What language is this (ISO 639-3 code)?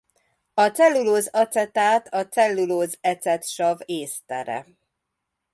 hun